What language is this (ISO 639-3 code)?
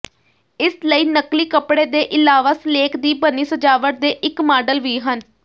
pan